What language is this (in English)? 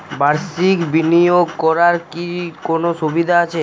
Bangla